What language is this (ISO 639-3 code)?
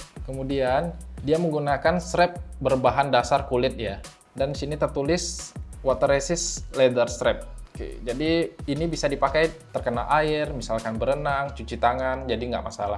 ind